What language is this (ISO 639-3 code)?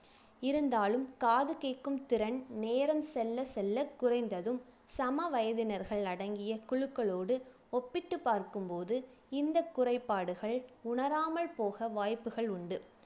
tam